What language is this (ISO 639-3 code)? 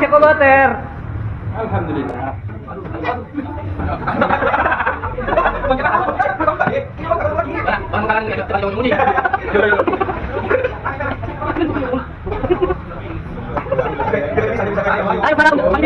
ind